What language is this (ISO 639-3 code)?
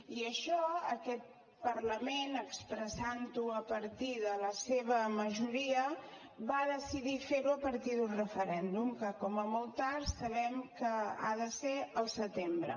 cat